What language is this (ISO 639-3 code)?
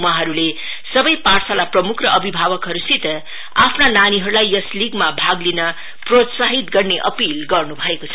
nep